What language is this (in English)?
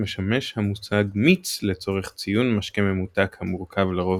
Hebrew